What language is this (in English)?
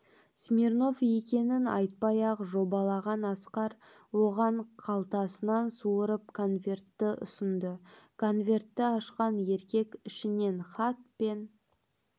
Kazakh